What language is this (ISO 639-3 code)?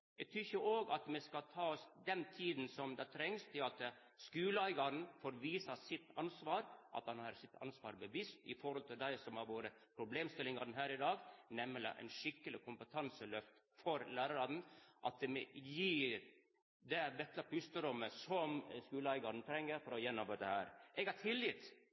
nno